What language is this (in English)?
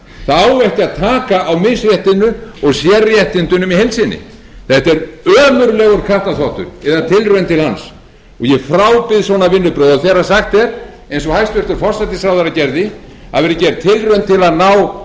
Icelandic